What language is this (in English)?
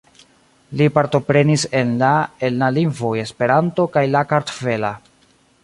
Esperanto